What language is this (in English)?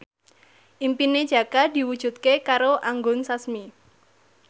Javanese